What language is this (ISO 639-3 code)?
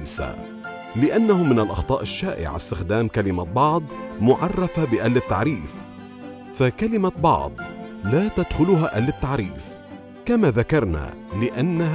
ara